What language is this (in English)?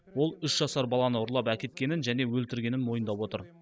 Kazakh